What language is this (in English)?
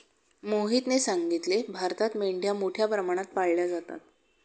Marathi